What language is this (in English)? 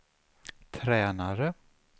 Swedish